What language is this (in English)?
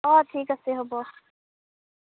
Assamese